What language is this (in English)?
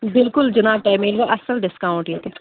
Kashmiri